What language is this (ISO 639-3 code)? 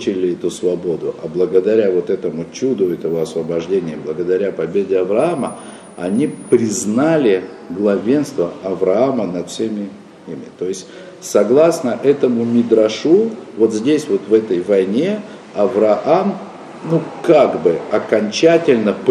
rus